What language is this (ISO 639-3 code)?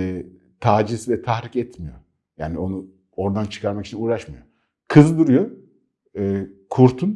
tur